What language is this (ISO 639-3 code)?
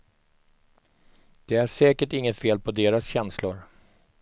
swe